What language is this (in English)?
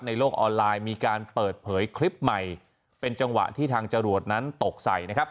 Thai